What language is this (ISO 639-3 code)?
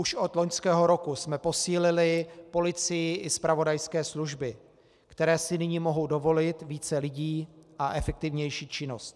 ces